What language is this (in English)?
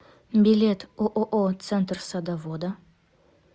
Russian